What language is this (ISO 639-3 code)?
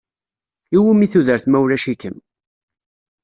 kab